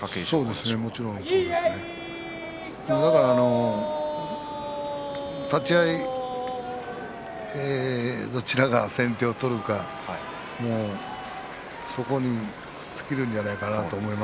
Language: Japanese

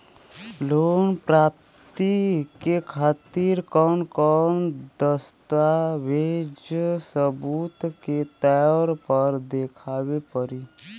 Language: Bhojpuri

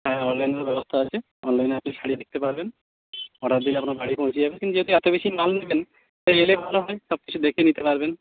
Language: Bangla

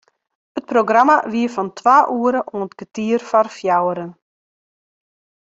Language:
Western Frisian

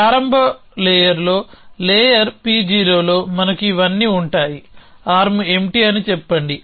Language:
Telugu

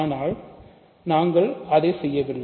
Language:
Tamil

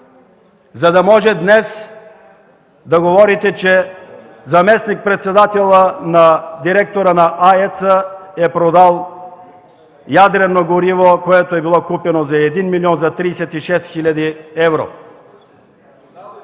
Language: Bulgarian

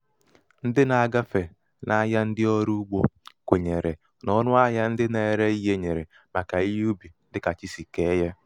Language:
Igbo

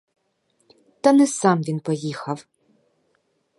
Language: Ukrainian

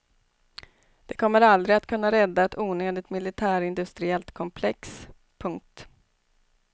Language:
Swedish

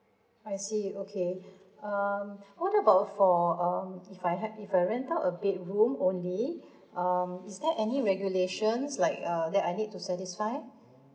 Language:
English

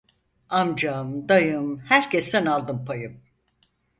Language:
Turkish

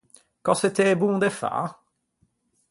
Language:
Ligurian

